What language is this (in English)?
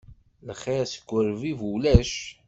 Kabyle